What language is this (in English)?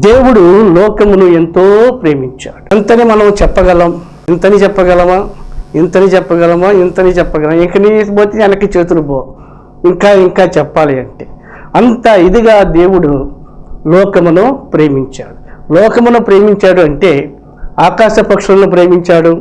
Telugu